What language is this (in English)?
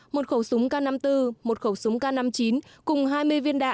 Vietnamese